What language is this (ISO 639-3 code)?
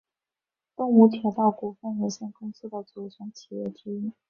zho